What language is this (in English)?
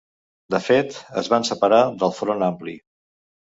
Catalan